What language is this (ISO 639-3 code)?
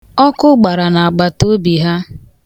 ibo